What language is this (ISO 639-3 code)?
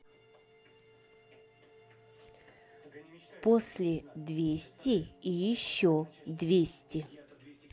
rus